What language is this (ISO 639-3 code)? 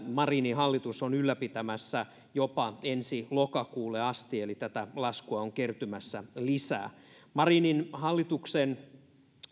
fin